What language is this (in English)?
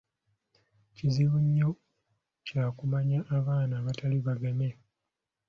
Ganda